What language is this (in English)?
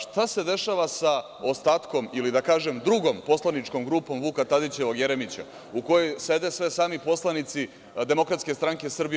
Serbian